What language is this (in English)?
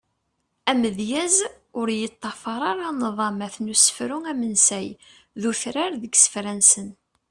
Kabyle